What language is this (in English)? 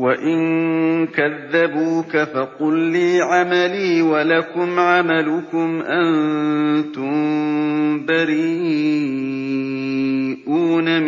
Arabic